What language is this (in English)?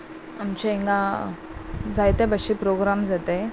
Konkani